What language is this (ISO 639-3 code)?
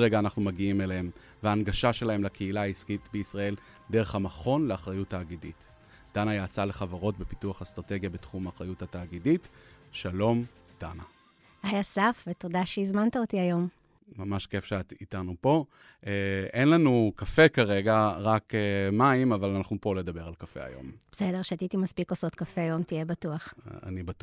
heb